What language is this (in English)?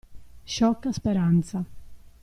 Italian